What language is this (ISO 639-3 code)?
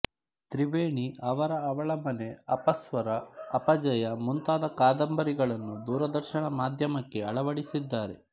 kan